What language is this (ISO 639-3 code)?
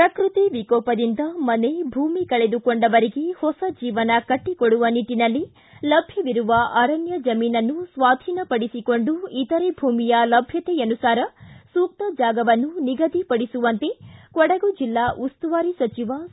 kan